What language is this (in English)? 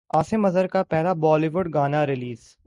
Urdu